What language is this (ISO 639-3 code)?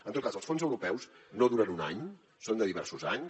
cat